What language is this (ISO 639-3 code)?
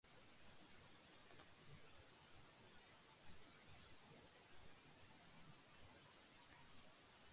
urd